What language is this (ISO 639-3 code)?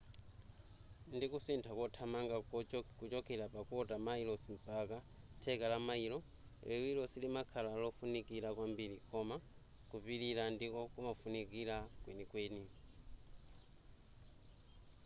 nya